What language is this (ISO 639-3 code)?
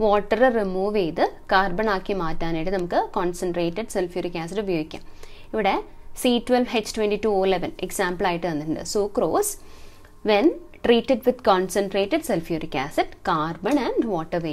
hin